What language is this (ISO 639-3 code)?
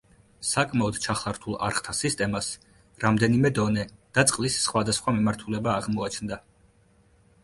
kat